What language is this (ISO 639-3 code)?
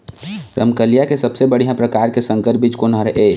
hne